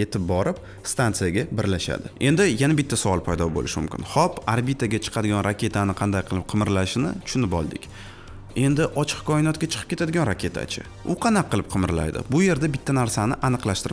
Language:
Turkish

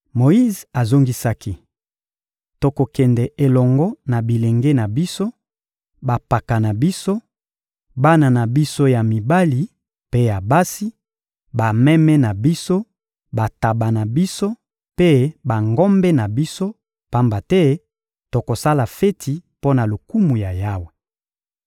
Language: Lingala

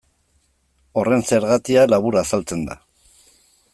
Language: Basque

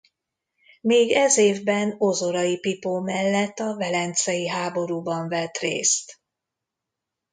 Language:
Hungarian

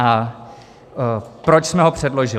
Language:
Czech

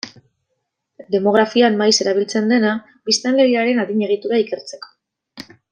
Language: Basque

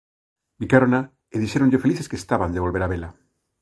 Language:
Galician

